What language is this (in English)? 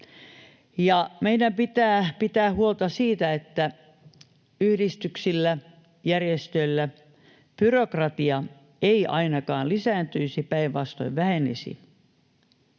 Finnish